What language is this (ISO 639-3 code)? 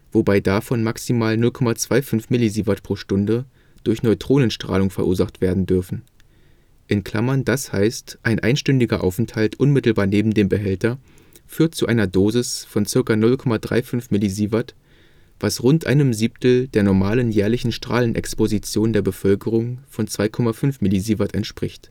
deu